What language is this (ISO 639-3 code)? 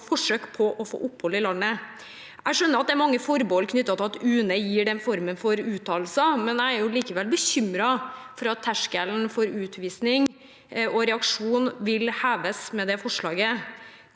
nor